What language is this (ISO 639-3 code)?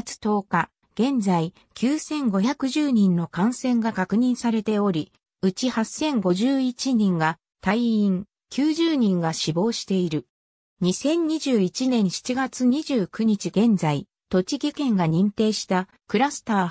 jpn